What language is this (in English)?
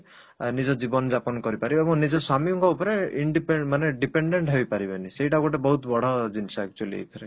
Odia